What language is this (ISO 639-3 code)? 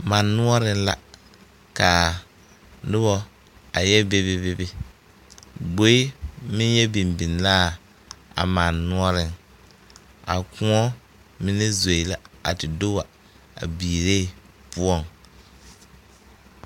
dga